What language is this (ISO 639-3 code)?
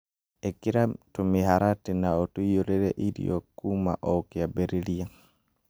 kik